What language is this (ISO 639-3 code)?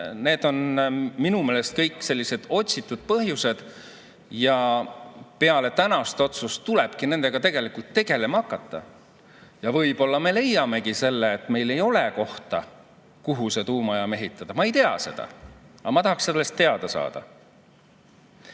est